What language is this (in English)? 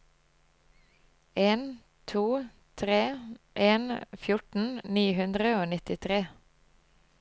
Norwegian